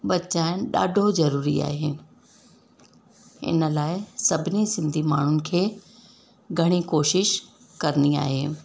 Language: Sindhi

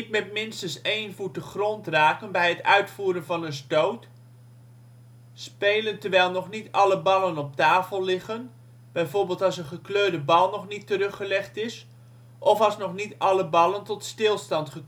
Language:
Dutch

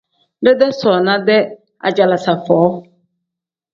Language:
Tem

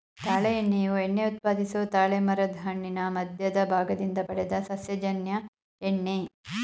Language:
Kannada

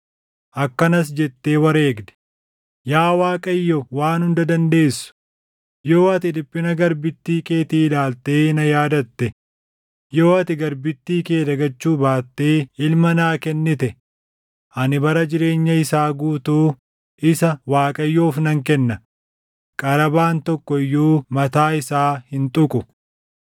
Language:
Oromo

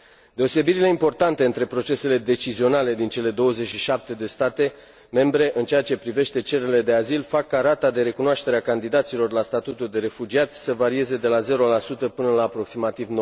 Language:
Romanian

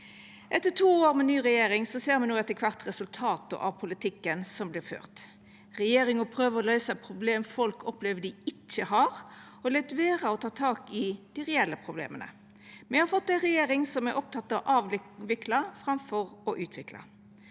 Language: Norwegian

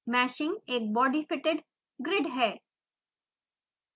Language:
Hindi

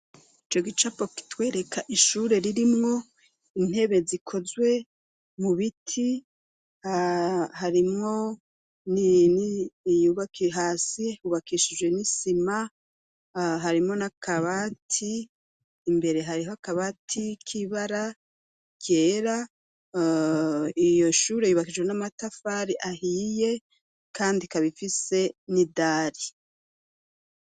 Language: Rundi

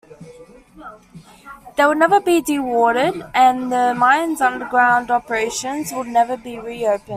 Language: English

